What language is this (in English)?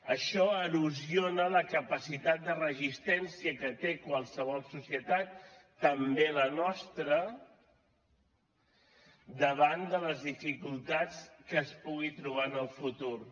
Catalan